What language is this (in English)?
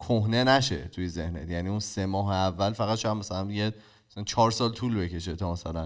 Persian